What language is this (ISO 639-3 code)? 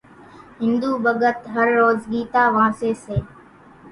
gjk